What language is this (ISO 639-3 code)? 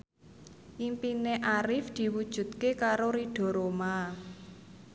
jav